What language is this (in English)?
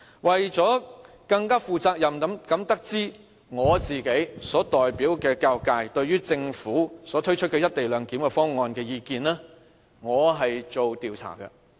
Cantonese